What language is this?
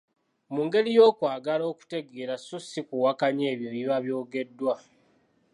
Ganda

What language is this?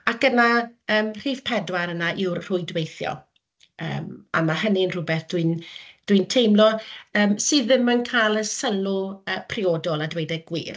Welsh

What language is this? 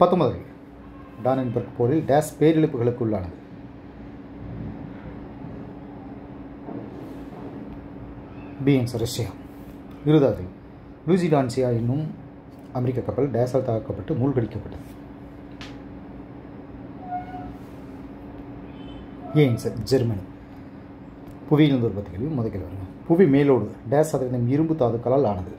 Tamil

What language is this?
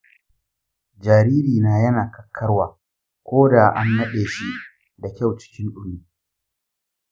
Hausa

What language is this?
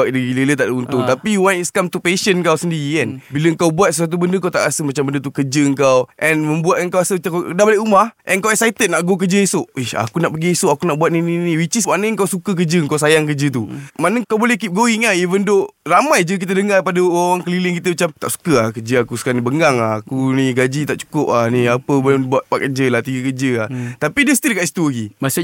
Malay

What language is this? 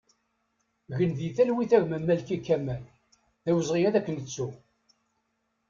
Kabyle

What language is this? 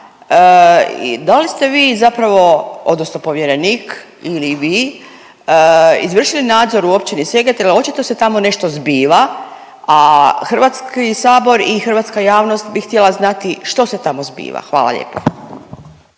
Croatian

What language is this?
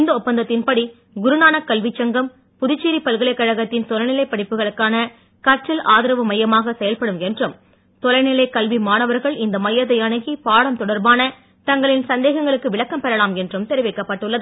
Tamil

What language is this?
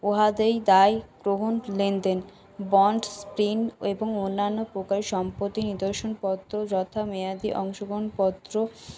Bangla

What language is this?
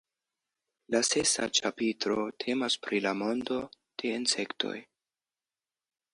Esperanto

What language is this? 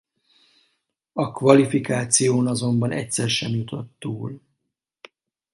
Hungarian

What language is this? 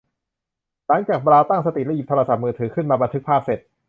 Thai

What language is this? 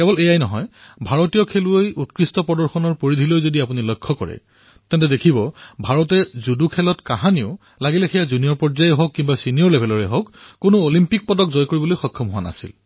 Assamese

